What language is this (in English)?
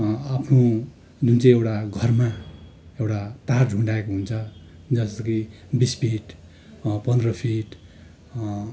Nepali